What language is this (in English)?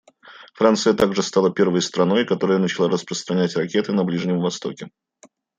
Russian